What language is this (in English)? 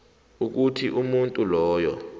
South Ndebele